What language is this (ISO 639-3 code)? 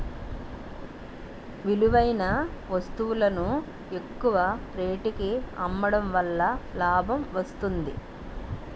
tel